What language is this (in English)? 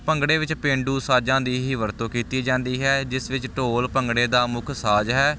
Punjabi